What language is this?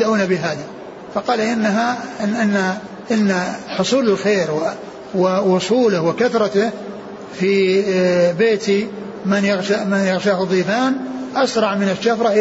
Arabic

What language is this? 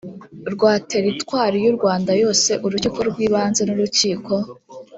Kinyarwanda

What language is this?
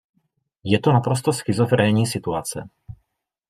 Czech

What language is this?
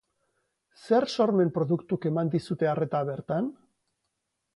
Basque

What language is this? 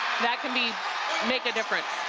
English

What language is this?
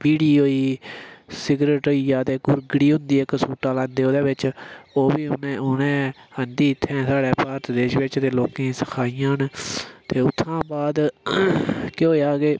Dogri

